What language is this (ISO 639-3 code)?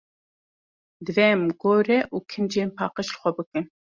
kur